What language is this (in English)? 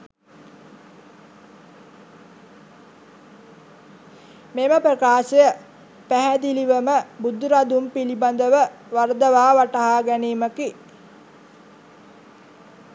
Sinhala